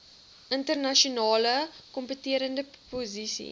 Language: Afrikaans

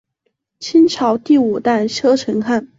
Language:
Chinese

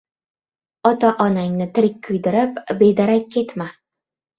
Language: Uzbek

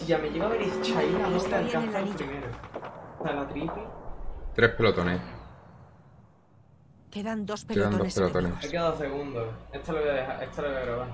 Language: Spanish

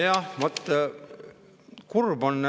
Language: Estonian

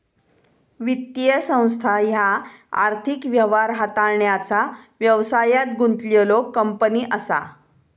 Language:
Marathi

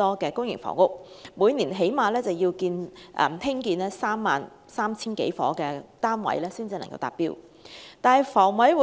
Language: Cantonese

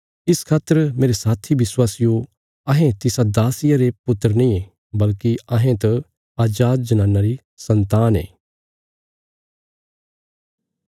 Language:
Bilaspuri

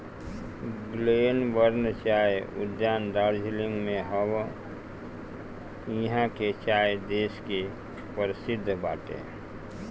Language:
Bhojpuri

